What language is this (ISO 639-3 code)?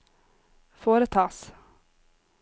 nor